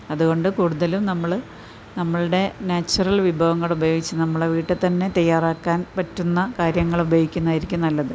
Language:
Malayalam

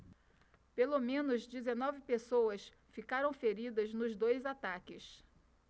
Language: Portuguese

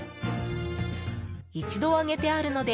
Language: Japanese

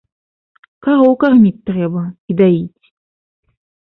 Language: Belarusian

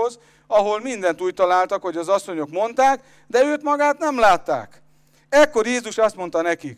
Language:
Hungarian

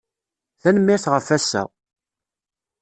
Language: Kabyle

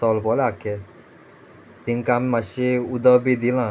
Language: Konkani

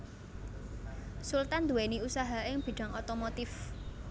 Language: Javanese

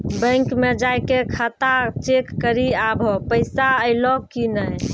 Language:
Maithili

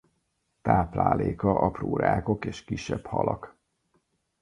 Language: Hungarian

